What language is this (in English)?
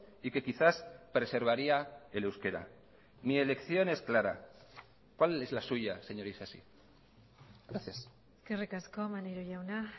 Spanish